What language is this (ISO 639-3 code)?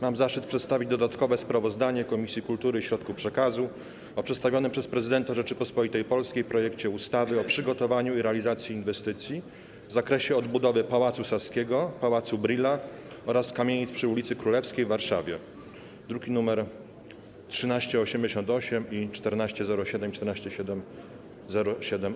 pol